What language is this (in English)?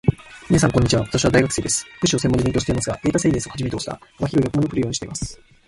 Japanese